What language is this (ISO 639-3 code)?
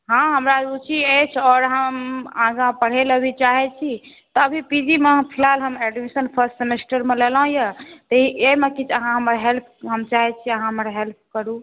mai